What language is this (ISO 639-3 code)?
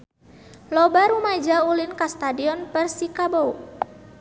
sun